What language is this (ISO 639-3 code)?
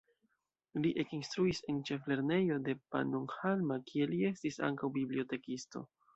epo